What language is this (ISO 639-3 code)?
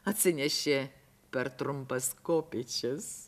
lit